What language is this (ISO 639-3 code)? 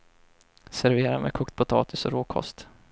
swe